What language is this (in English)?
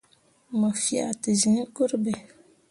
Mundang